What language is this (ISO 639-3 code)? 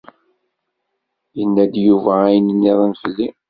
kab